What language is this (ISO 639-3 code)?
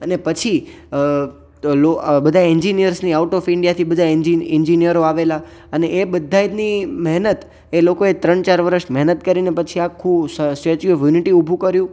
guj